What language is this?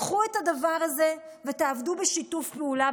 Hebrew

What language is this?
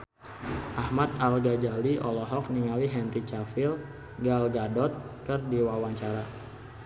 Sundanese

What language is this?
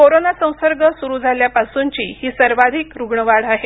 Marathi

